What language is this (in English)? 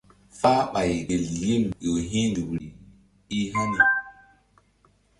Mbum